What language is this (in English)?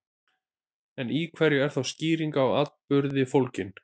Icelandic